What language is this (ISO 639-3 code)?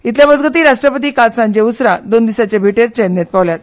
kok